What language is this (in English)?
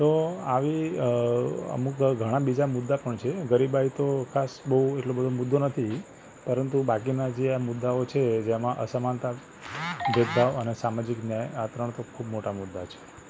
Gujarati